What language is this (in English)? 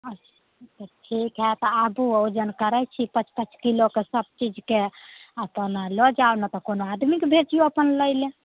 Maithili